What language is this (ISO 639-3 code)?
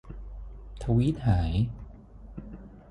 tha